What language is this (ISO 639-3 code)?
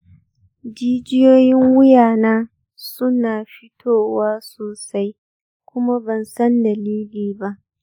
hau